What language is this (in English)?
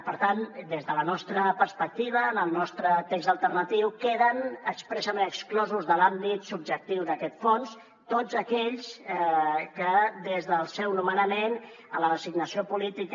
Catalan